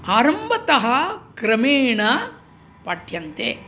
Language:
Sanskrit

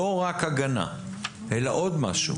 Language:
Hebrew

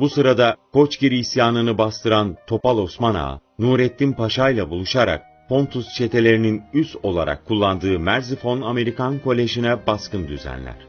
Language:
Turkish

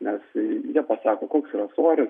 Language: Lithuanian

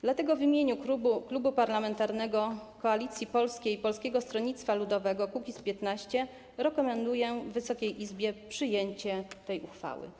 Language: Polish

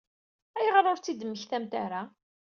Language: Kabyle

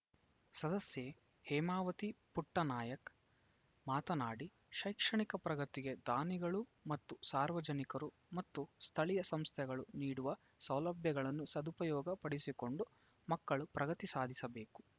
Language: Kannada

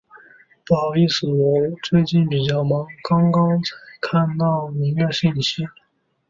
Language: Chinese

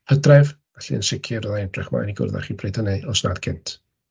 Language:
Welsh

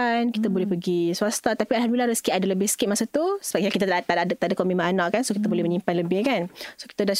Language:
Malay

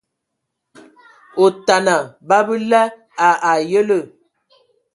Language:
Ewondo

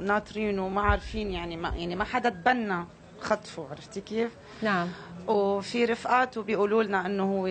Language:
Arabic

